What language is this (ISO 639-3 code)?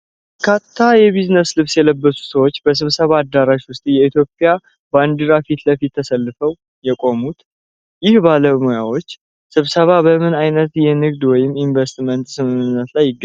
amh